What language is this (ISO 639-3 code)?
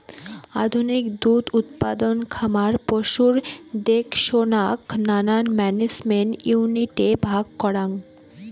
ben